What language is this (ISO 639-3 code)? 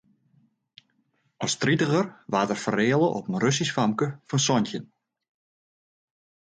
fry